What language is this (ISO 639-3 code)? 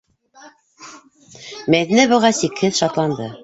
bak